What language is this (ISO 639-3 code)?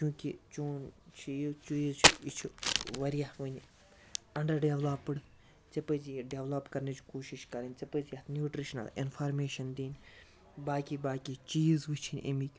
kas